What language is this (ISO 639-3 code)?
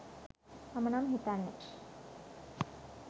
sin